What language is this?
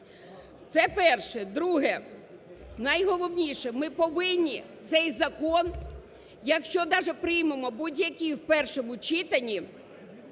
Ukrainian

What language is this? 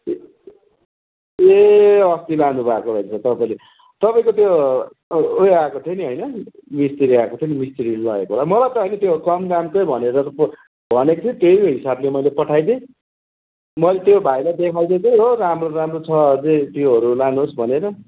Nepali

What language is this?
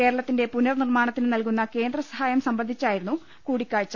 Malayalam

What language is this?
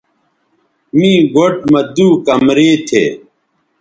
Bateri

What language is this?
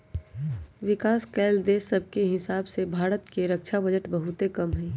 Magahi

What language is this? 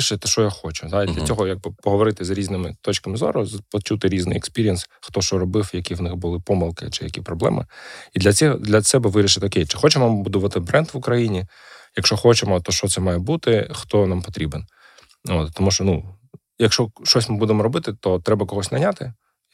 Ukrainian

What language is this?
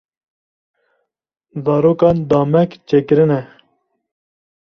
Kurdish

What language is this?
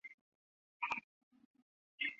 Chinese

